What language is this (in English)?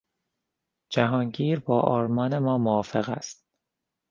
Persian